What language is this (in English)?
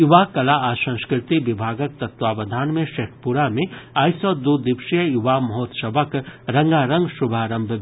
Maithili